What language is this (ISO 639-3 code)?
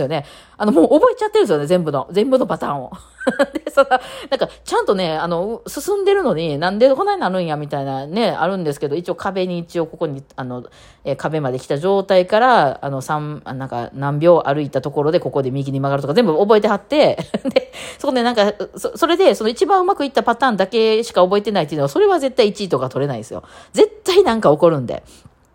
jpn